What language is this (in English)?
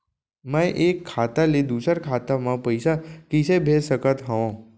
Chhattisgarhi